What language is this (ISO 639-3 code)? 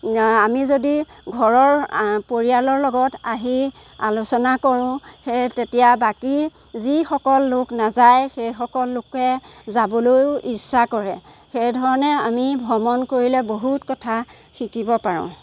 asm